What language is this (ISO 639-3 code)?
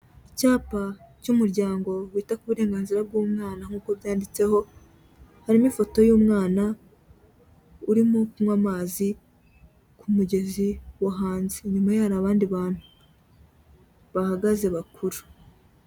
kin